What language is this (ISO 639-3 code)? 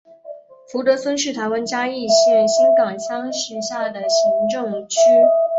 zho